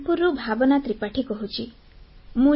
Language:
Odia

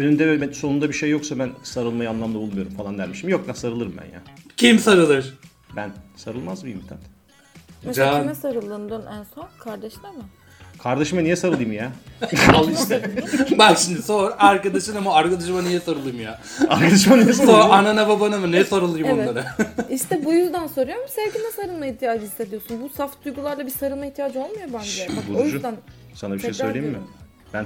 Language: Turkish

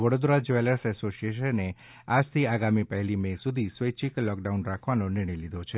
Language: Gujarati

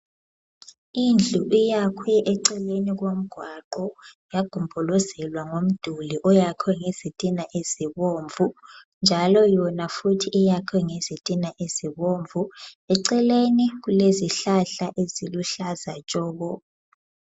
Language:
North Ndebele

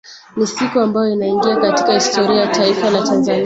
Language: Swahili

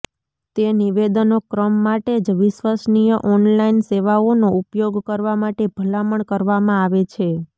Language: Gujarati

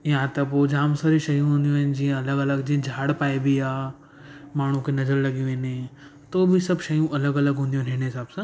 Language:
Sindhi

